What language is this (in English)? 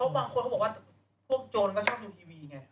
Thai